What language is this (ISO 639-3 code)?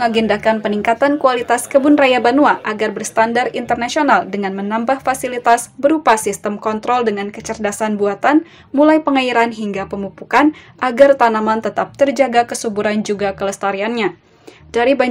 ind